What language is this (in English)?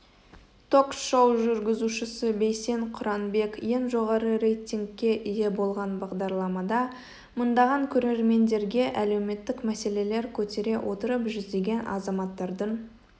Kazakh